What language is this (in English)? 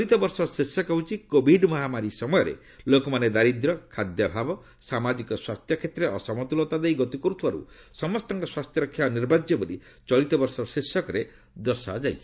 Odia